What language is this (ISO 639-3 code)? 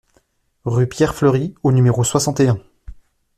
fra